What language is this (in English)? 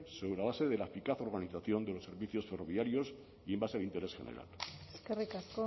Spanish